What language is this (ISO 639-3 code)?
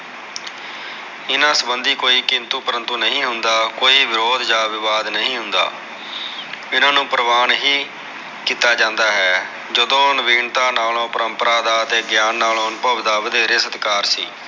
pan